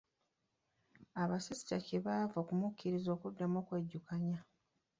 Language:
Ganda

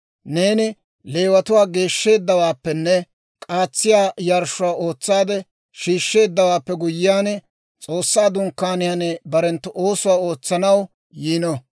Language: Dawro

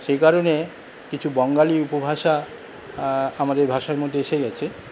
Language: Bangla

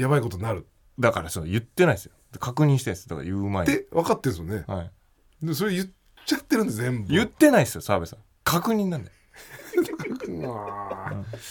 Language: Japanese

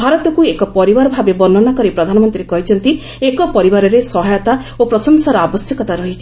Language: Odia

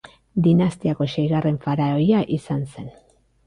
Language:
Basque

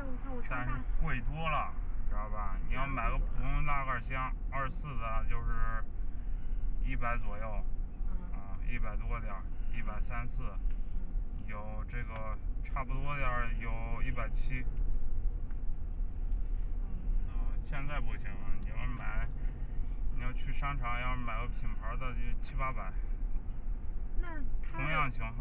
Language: Chinese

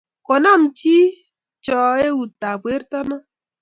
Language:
Kalenjin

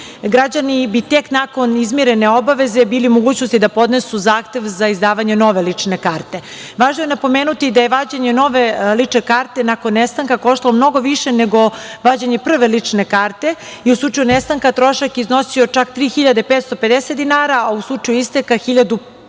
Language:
Serbian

